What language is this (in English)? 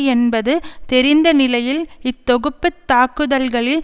Tamil